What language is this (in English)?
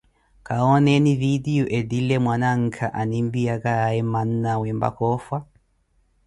Koti